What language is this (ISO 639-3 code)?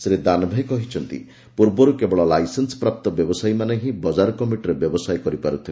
ori